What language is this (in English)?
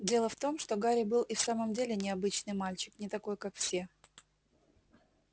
Russian